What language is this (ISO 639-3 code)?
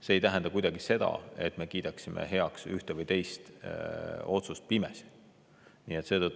est